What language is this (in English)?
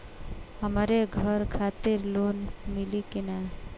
Bhojpuri